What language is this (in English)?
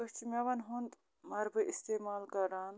Kashmiri